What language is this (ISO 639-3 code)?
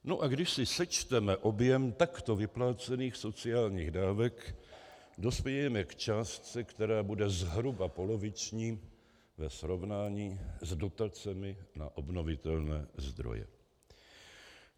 ces